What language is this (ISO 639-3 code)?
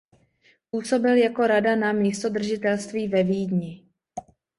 ces